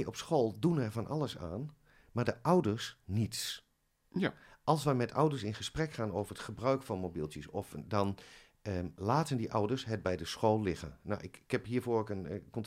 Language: Dutch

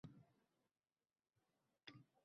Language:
Uzbek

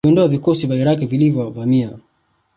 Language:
Swahili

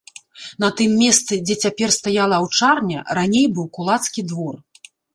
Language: Belarusian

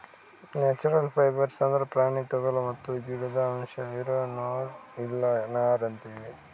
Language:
Kannada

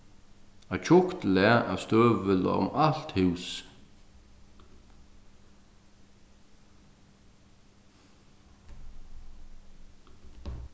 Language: Faroese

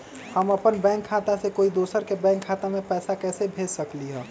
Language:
Magahi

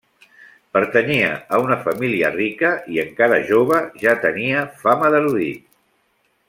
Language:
Catalan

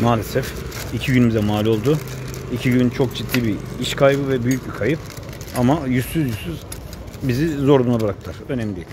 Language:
Turkish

